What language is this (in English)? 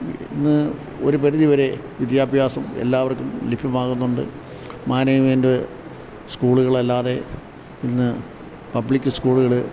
Malayalam